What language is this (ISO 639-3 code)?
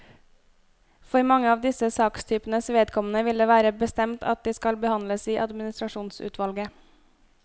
nor